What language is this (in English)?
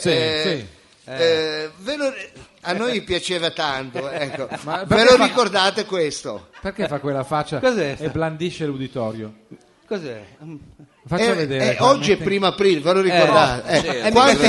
Italian